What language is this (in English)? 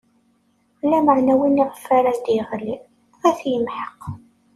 Kabyle